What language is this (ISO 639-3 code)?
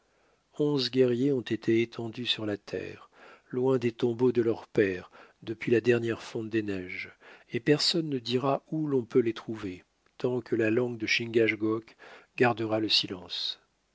fra